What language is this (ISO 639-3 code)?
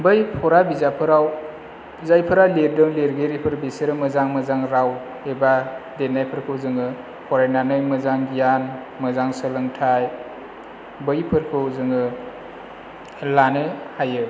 brx